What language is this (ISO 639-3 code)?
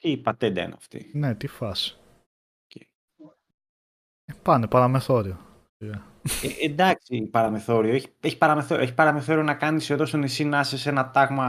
ell